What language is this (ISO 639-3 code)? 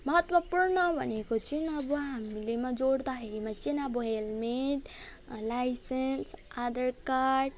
nep